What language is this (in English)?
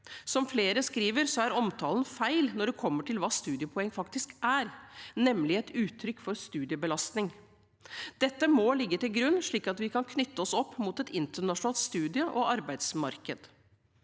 Norwegian